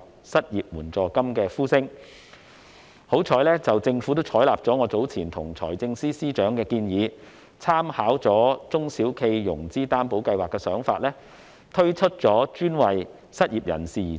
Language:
Cantonese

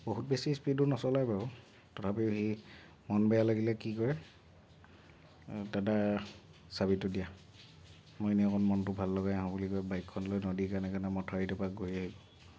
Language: Assamese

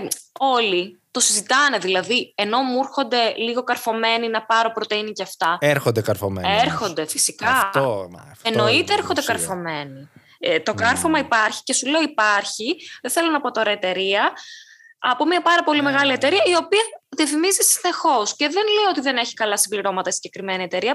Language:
Greek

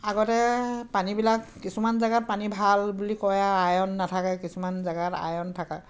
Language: Assamese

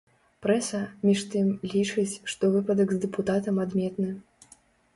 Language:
Belarusian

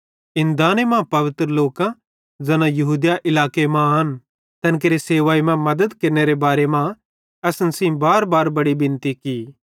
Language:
Bhadrawahi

